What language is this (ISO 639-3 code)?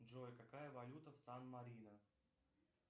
rus